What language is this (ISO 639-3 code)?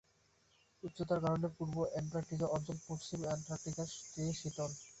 ben